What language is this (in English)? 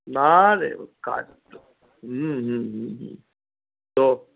Bangla